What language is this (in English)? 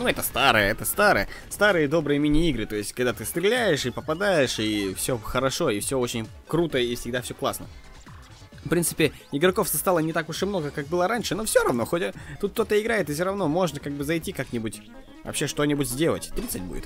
Russian